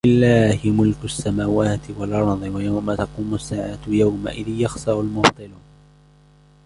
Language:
Arabic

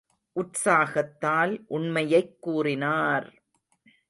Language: Tamil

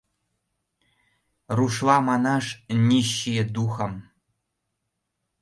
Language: Mari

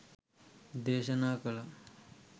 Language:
Sinhala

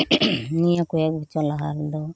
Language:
Santali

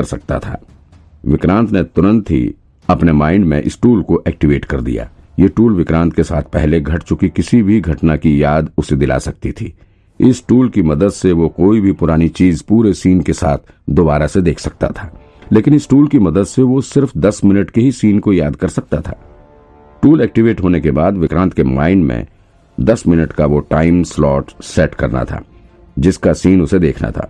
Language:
Hindi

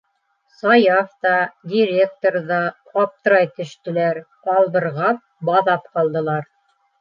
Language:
Bashkir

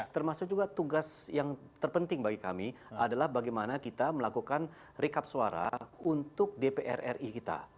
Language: Indonesian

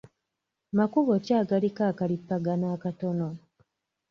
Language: Ganda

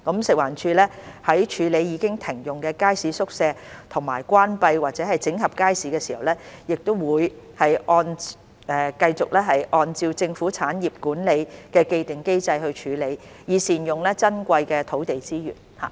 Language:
Cantonese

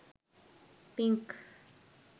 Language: Sinhala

